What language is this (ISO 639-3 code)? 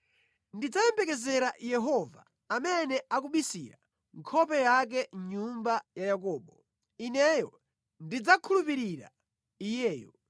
nya